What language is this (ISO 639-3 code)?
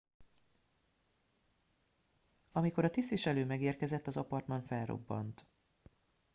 hun